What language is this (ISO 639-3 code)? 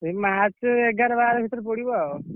ori